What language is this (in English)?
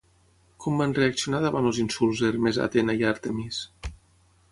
Catalan